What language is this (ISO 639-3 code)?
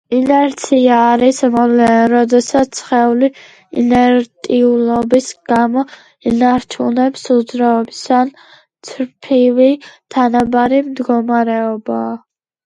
kat